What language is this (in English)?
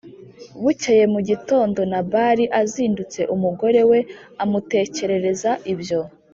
Kinyarwanda